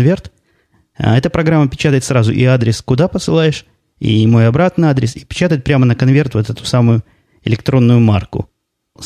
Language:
Russian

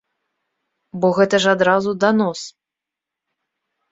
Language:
Belarusian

